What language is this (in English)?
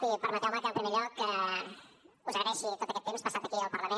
Catalan